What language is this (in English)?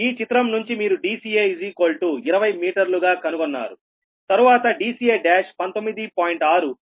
Telugu